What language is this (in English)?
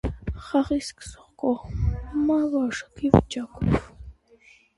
Armenian